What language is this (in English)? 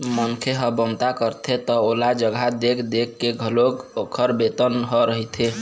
Chhattisgarhi